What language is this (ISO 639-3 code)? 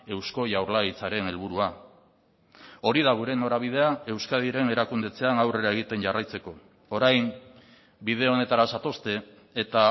eus